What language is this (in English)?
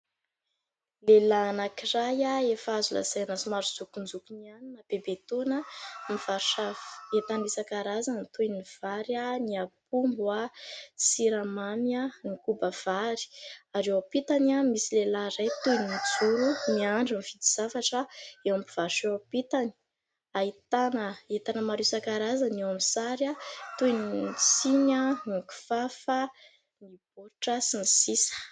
Malagasy